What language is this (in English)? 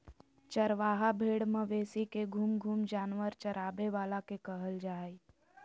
Magahi